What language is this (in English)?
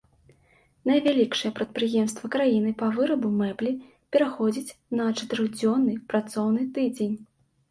Belarusian